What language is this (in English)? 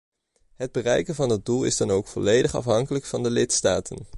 Dutch